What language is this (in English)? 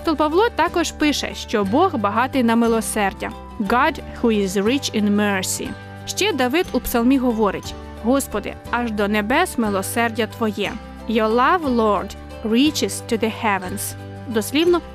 Ukrainian